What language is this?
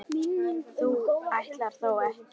Icelandic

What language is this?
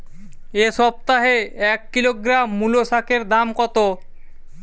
Bangla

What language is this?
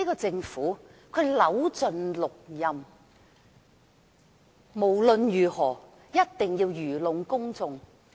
Cantonese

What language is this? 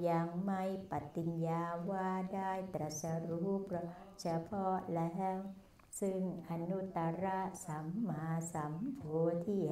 Thai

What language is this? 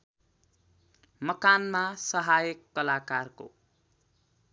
Nepali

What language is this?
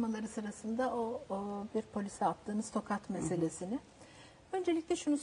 Turkish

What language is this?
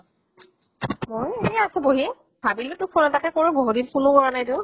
Assamese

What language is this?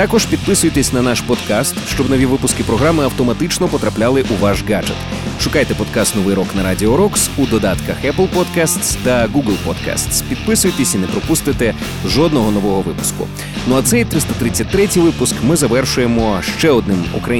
Ukrainian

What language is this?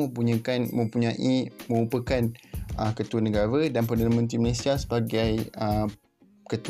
Malay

